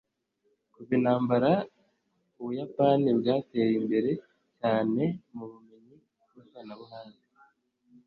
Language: Kinyarwanda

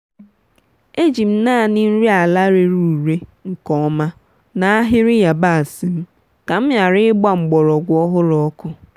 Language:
Igbo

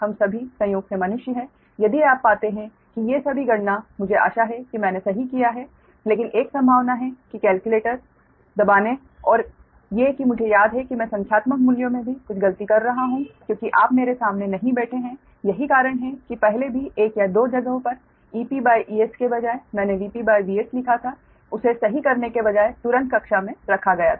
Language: Hindi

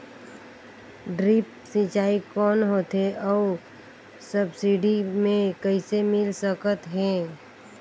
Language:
Chhattisgarhi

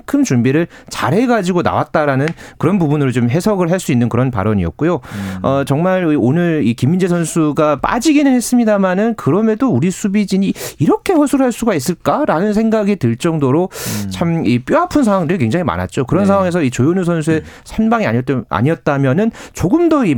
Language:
Korean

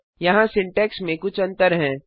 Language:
Hindi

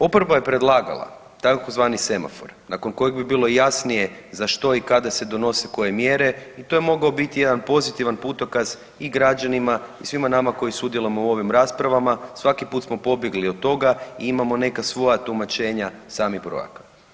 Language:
Croatian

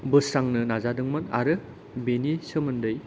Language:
Bodo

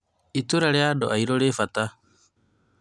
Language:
Kikuyu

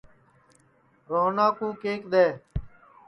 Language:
Sansi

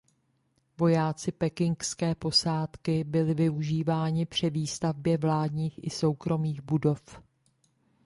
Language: Czech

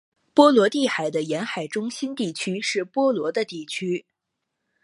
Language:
Chinese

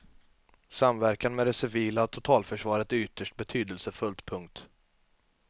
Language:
Swedish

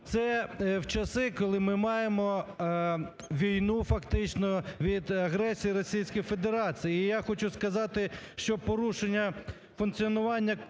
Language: Ukrainian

